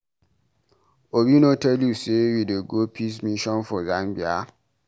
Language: Nigerian Pidgin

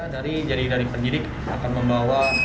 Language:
Indonesian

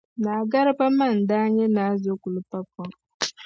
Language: Dagbani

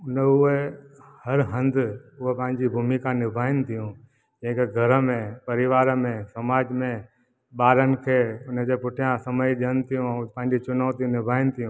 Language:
Sindhi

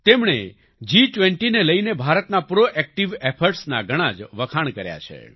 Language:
Gujarati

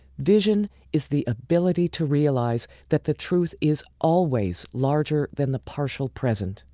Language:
English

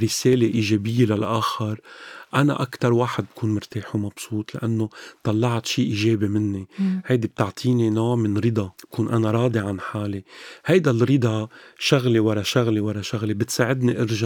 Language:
Arabic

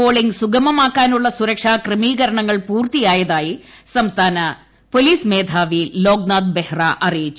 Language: Malayalam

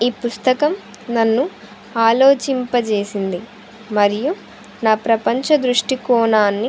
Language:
Telugu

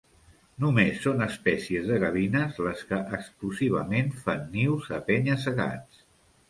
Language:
Catalan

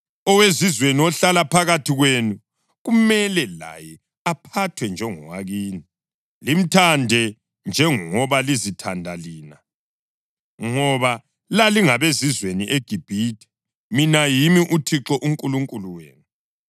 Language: North Ndebele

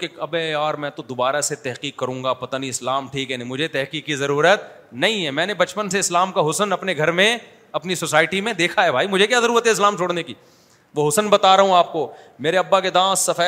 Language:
Urdu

